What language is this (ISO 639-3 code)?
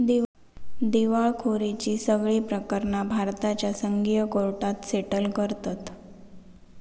mar